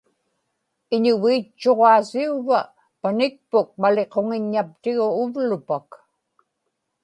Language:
Inupiaq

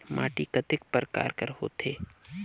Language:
Chhattisgarhi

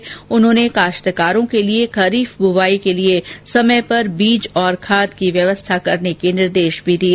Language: Hindi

